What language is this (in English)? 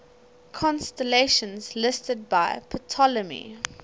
English